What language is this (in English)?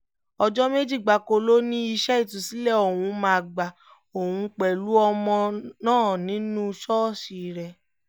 Yoruba